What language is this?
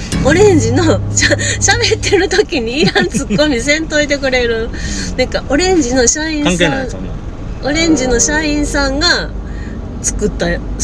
Japanese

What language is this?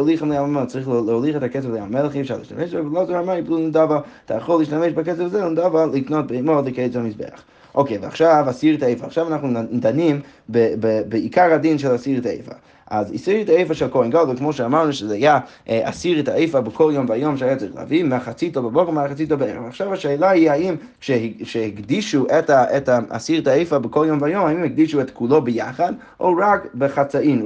Hebrew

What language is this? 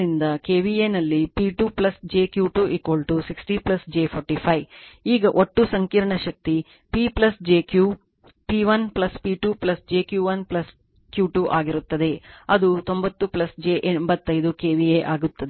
Kannada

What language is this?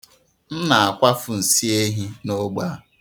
Igbo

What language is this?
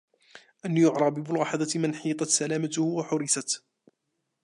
Arabic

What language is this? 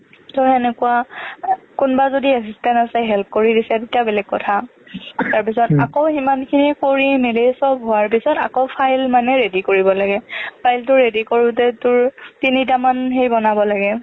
Assamese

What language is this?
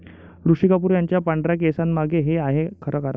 Marathi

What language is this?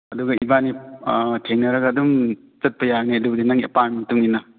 Manipuri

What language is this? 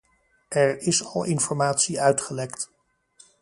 Dutch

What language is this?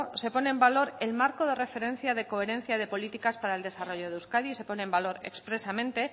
Spanish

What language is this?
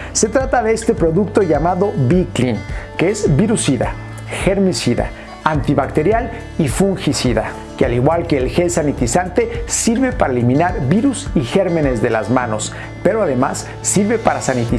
Spanish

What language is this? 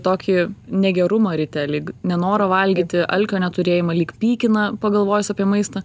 Lithuanian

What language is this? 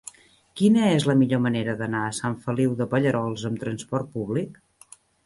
Catalan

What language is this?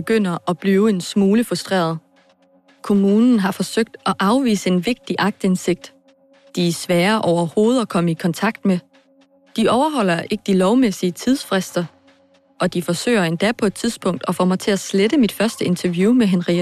Danish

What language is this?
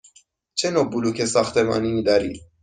Persian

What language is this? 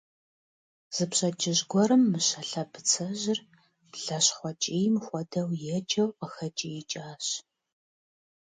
Kabardian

